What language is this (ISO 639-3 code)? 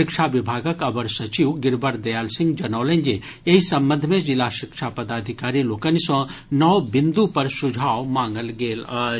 mai